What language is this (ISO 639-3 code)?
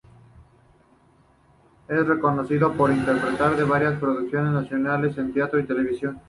spa